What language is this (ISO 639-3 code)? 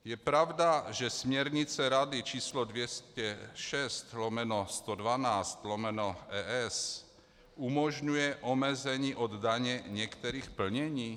ces